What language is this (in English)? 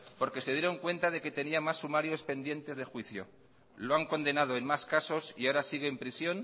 Spanish